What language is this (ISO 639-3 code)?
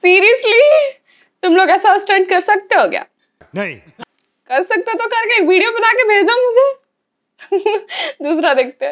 hin